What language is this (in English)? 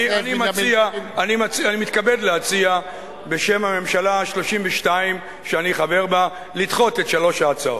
Hebrew